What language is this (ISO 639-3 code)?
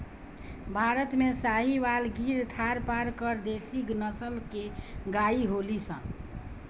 bho